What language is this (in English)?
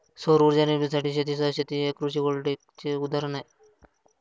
Marathi